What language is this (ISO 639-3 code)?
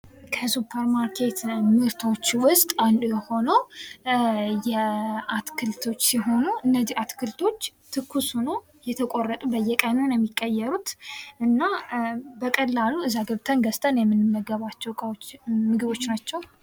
amh